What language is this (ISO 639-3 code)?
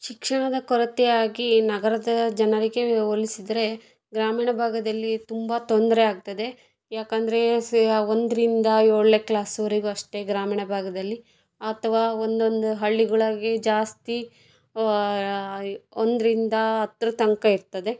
kan